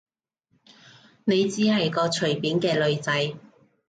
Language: Cantonese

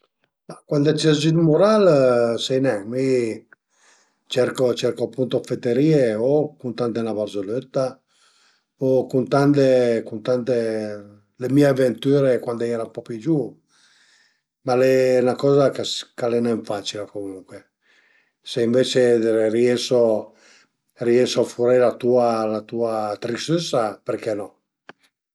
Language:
Piedmontese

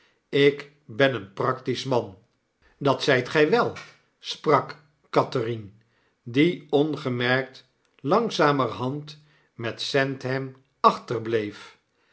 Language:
Dutch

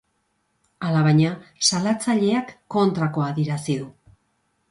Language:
Basque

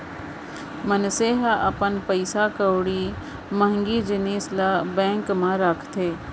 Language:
Chhattisgarhi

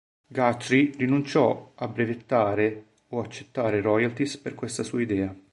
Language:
Italian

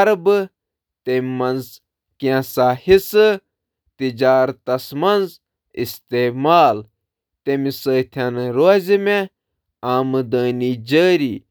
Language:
Kashmiri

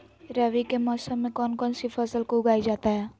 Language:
Magahi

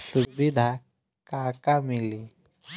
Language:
Bhojpuri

